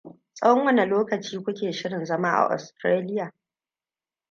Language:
Hausa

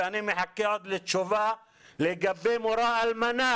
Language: Hebrew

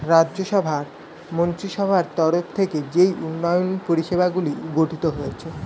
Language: Bangla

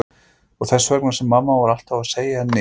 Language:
Icelandic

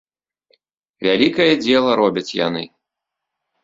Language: Belarusian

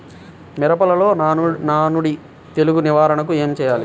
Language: Telugu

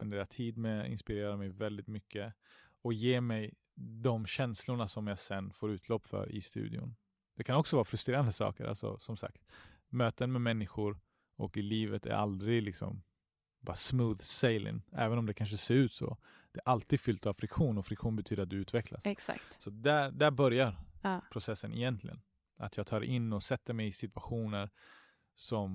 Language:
Swedish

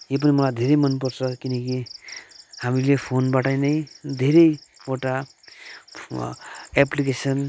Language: Nepali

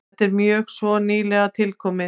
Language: Icelandic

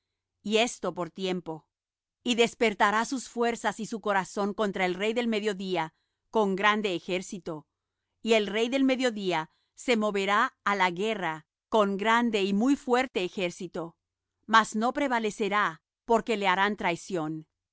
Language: Spanish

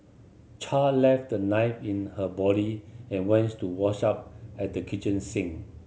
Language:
English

